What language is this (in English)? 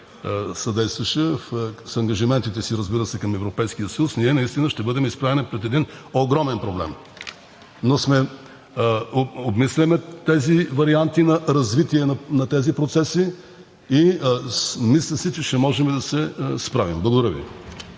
Bulgarian